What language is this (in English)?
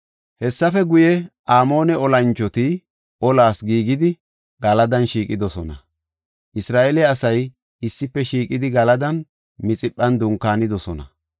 Gofa